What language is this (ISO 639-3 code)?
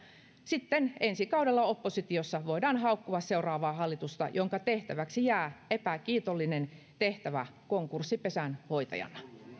fin